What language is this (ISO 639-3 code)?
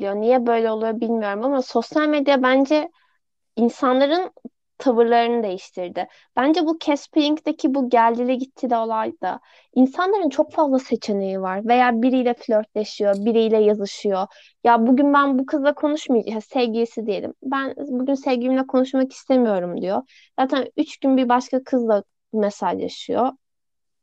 tur